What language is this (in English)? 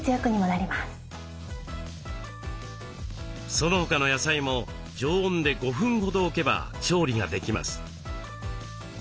Japanese